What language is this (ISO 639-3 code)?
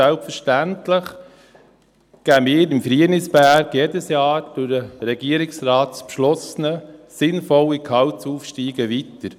gsw